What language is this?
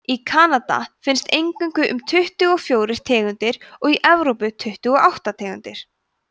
Icelandic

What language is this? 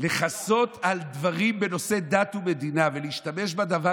Hebrew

